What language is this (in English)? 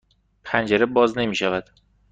Persian